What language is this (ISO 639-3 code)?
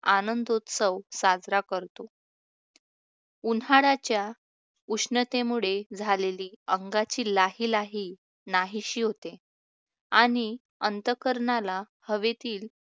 mar